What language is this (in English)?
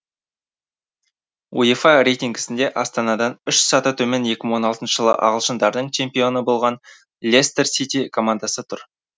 Kazakh